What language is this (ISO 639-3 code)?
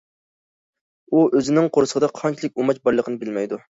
uig